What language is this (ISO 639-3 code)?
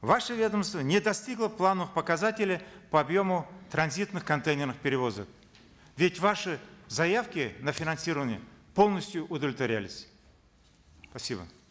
kaz